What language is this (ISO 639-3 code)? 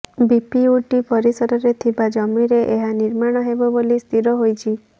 ori